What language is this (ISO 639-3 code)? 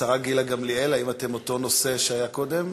heb